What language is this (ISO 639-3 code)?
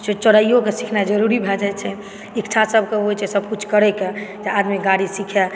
mai